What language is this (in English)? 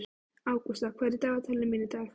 Icelandic